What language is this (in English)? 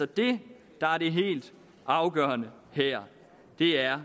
Danish